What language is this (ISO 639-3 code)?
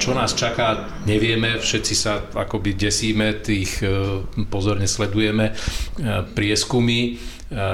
slk